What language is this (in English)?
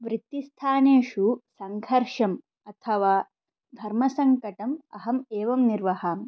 Sanskrit